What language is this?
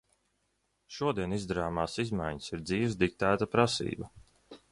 Latvian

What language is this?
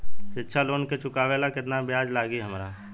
Bhojpuri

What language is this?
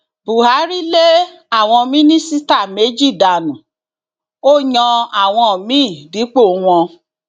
Yoruba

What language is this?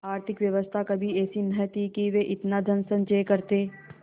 Hindi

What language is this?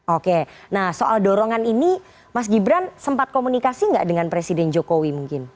Indonesian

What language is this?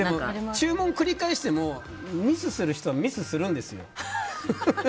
Japanese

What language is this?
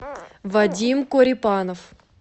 Russian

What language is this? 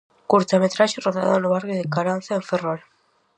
Galician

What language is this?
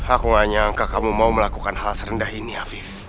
Indonesian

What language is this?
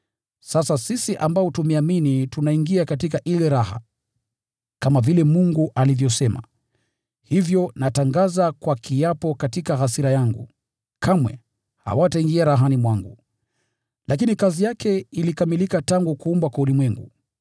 Swahili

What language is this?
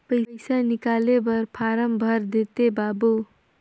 Chhattisgarhi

